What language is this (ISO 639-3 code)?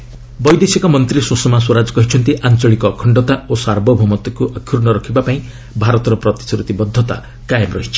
ori